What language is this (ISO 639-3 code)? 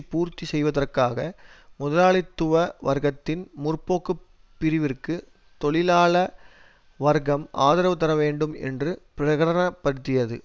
tam